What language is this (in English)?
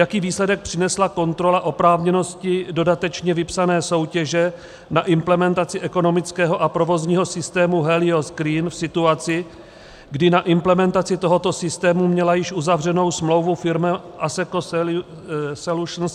Czech